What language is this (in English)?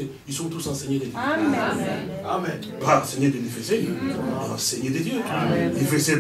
French